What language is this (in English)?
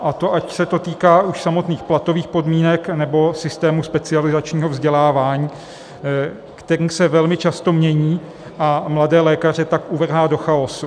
Czech